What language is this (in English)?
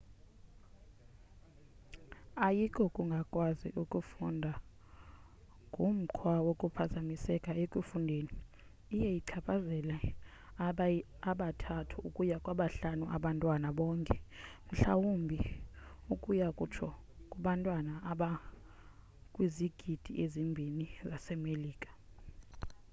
Xhosa